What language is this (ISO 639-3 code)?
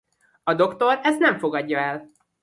hun